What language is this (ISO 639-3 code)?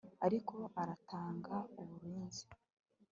kin